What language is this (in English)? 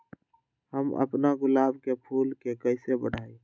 Magahi